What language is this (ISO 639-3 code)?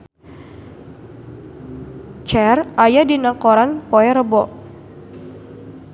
sun